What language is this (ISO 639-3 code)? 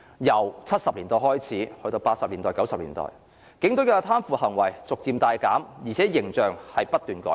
yue